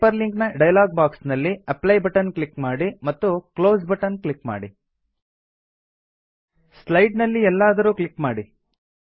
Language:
Kannada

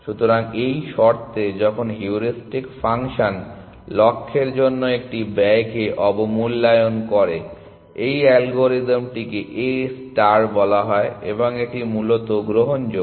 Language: Bangla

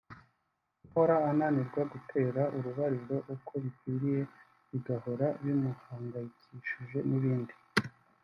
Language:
Kinyarwanda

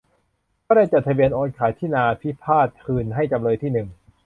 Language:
Thai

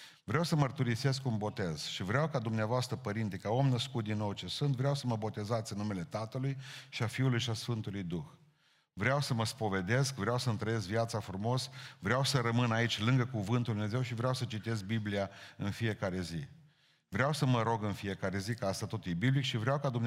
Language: Romanian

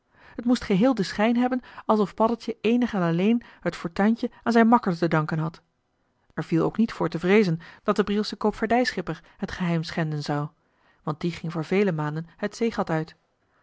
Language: Dutch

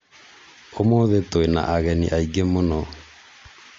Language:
Kikuyu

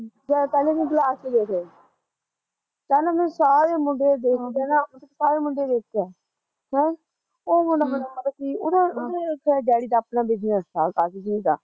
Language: Punjabi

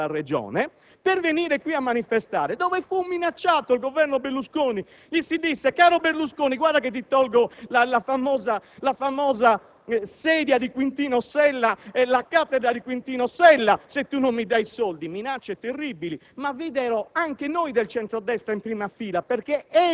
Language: Italian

